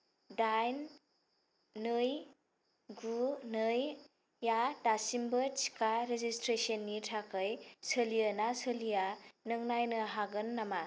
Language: Bodo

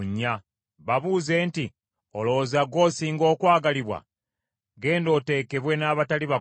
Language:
Ganda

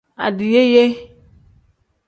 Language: Tem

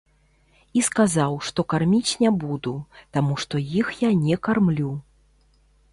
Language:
Belarusian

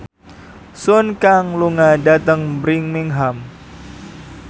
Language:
Javanese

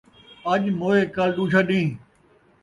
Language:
Saraiki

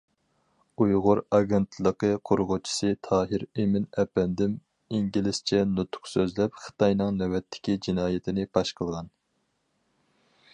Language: Uyghur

